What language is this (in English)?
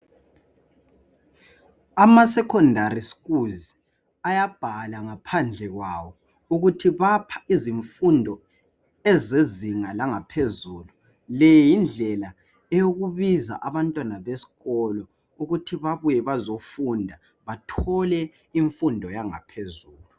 North Ndebele